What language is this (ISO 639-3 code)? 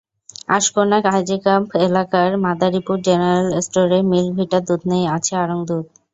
ben